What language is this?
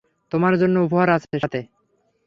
Bangla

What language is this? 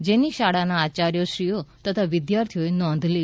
Gujarati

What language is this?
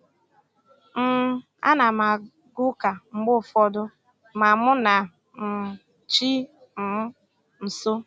Igbo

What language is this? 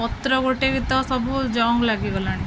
Odia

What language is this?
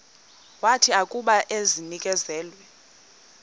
Xhosa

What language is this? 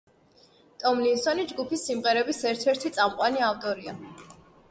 Georgian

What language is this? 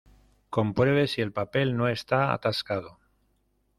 Spanish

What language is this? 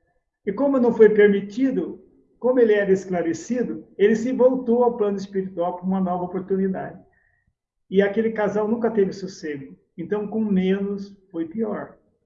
Portuguese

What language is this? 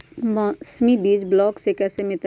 Magahi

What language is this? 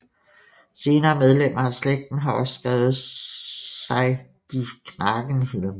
Danish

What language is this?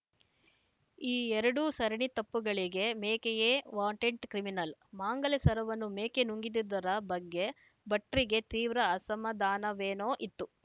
Kannada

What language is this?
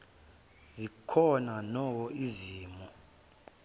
Zulu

